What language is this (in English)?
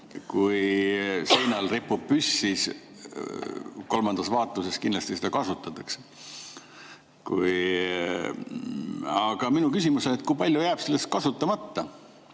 Estonian